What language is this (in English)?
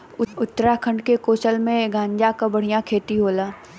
Bhojpuri